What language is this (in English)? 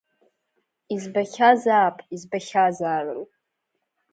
Abkhazian